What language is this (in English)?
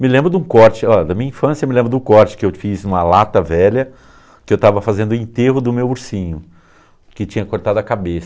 Portuguese